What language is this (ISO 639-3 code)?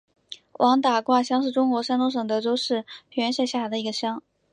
zho